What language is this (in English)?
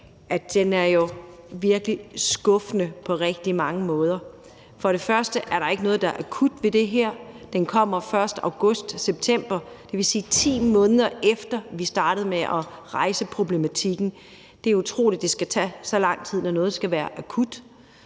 Danish